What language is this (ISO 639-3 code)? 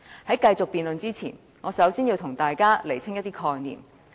yue